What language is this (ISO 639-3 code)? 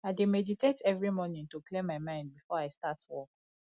pcm